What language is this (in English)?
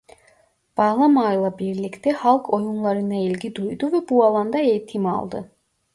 Turkish